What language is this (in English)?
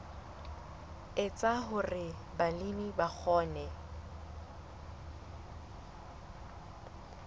Southern Sotho